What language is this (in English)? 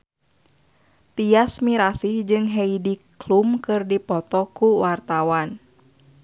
Sundanese